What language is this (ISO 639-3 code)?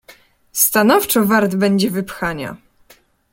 pol